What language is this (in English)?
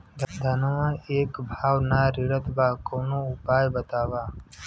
Bhojpuri